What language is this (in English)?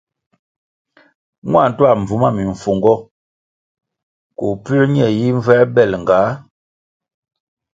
Kwasio